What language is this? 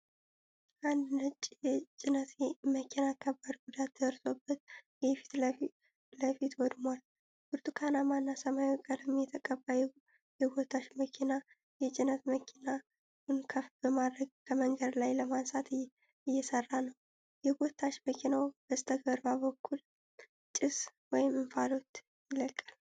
Amharic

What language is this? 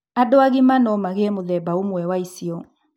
Kikuyu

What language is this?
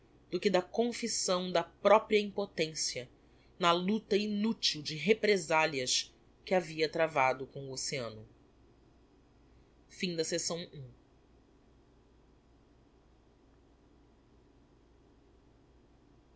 Portuguese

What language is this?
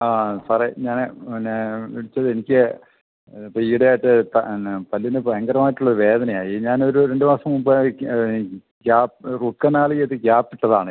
Malayalam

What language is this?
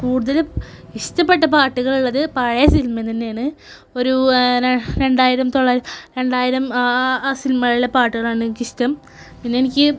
Malayalam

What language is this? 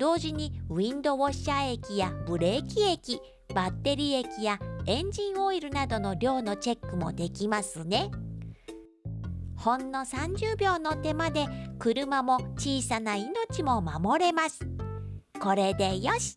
Japanese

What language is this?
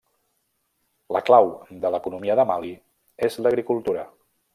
Catalan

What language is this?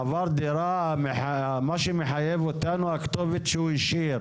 Hebrew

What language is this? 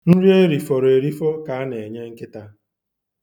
Igbo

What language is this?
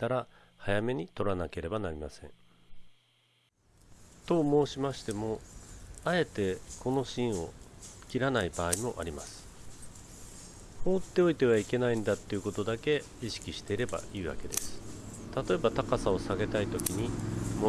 Japanese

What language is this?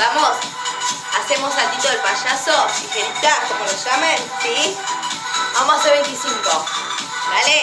Spanish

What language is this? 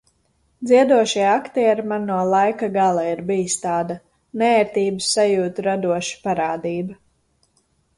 Latvian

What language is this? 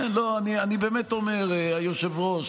Hebrew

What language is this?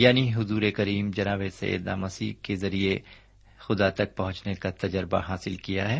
Urdu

